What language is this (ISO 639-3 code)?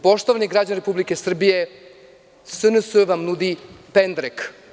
srp